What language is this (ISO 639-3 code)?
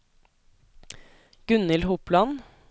nor